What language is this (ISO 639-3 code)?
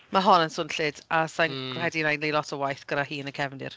cym